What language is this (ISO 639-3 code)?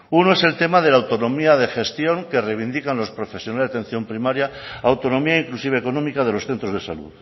spa